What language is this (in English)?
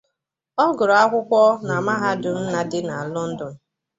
Igbo